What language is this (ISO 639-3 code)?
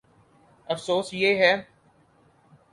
urd